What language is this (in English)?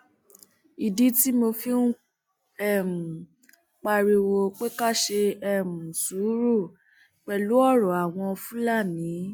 Yoruba